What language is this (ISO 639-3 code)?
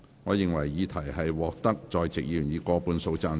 yue